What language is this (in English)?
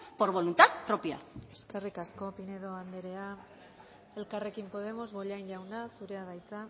Basque